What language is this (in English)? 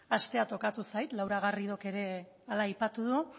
Basque